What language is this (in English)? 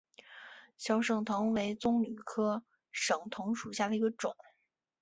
Chinese